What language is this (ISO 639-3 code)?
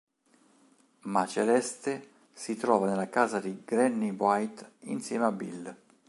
ita